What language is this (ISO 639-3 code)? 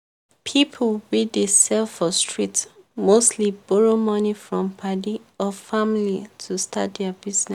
pcm